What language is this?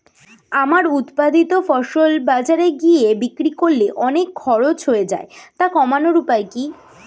Bangla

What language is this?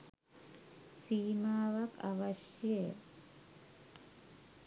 Sinhala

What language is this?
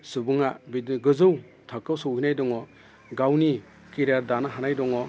Bodo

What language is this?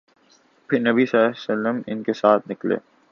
Urdu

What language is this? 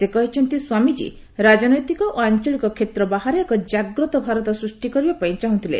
Odia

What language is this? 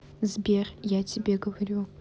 Russian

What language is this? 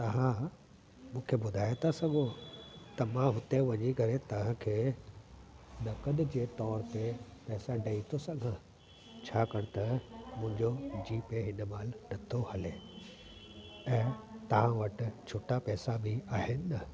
Sindhi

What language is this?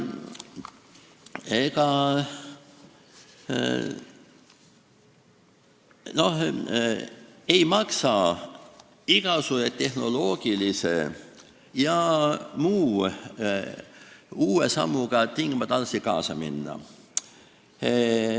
Estonian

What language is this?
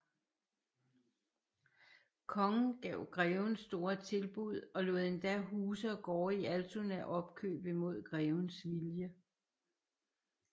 Danish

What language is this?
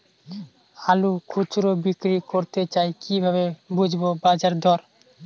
Bangla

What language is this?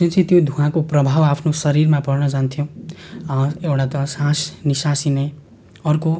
Nepali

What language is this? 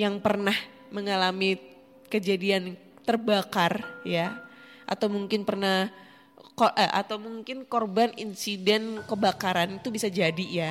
Indonesian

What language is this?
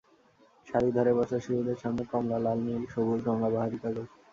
Bangla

